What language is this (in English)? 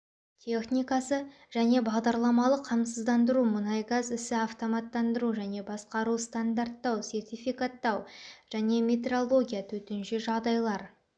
Kazakh